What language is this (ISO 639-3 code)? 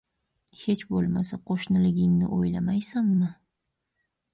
uzb